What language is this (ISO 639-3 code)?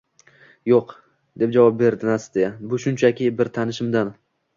uzb